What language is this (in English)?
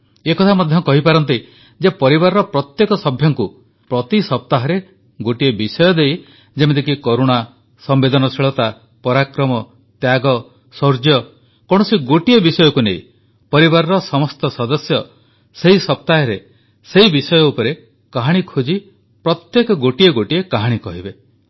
Odia